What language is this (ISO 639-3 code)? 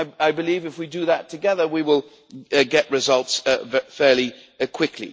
eng